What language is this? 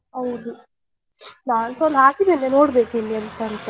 Kannada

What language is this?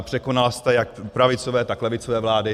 Czech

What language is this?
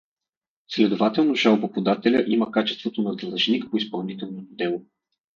Bulgarian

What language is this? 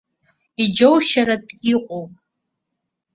Abkhazian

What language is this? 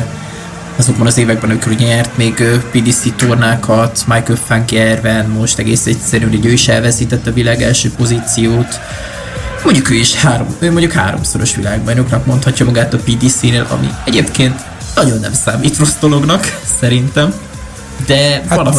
Hungarian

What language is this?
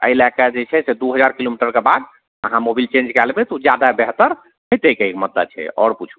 Maithili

